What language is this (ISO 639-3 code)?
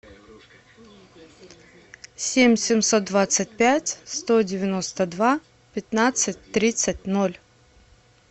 rus